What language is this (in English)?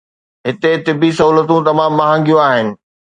Sindhi